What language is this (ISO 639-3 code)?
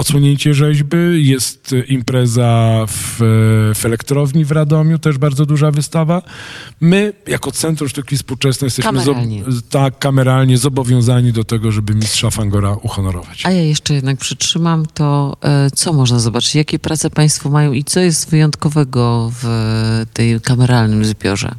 pol